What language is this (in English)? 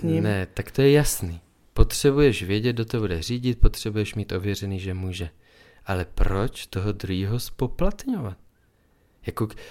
Czech